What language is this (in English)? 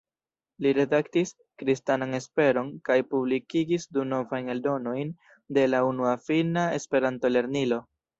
Esperanto